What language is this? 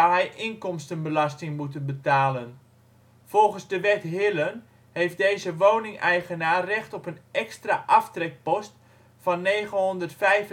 Dutch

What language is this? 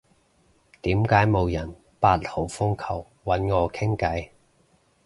Cantonese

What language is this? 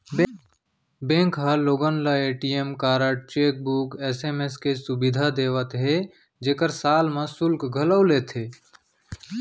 Chhattisgarhi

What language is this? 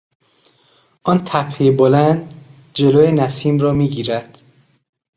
Persian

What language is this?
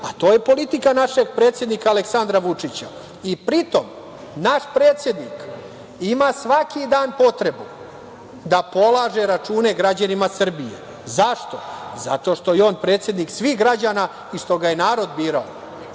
Serbian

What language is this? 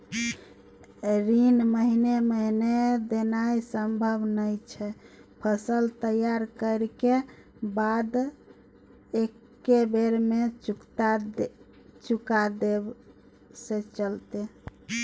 Maithili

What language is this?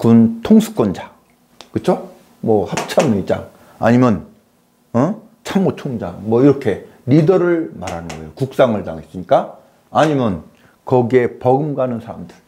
Korean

